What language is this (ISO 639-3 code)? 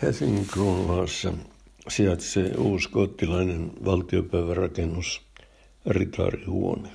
fin